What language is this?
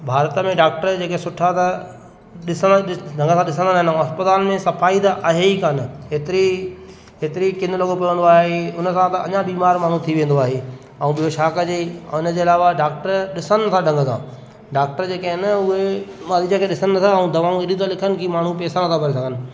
Sindhi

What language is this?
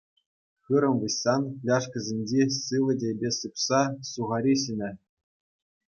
Chuvash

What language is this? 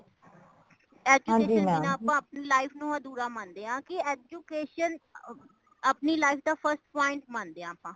Punjabi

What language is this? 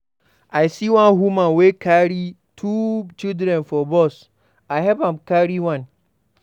Nigerian Pidgin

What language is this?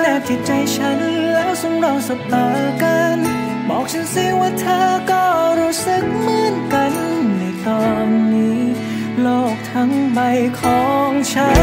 Thai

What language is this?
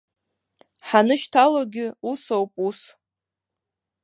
Abkhazian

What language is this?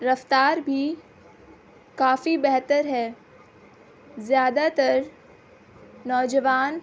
Urdu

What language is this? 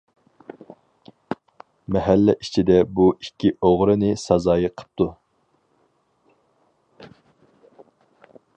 Uyghur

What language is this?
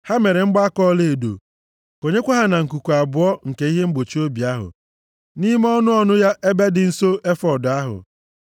Igbo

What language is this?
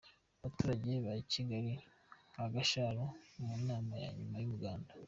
Kinyarwanda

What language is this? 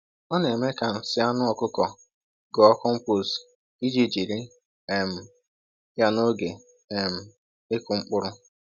Igbo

